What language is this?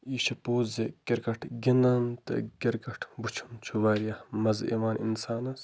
Kashmiri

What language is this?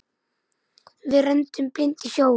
Icelandic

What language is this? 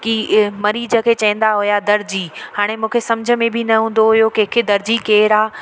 Sindhi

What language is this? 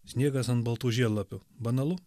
Lithuanian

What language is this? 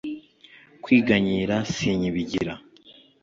Kinyarwanda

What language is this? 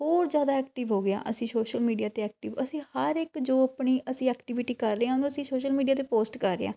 Punjabi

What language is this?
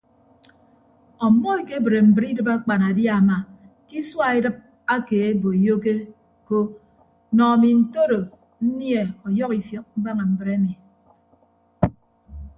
Ibibio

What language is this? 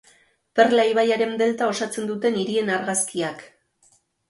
Basque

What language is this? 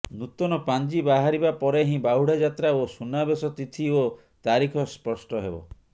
Odia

